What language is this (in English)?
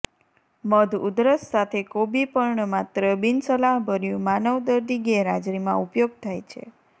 Gujarati